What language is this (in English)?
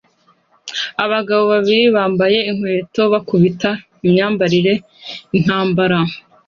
Kinyarwanda